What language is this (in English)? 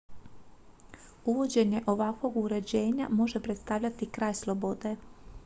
Croatian